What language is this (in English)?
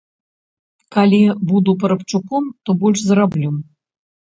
Belarusian